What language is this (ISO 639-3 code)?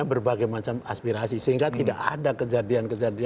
ind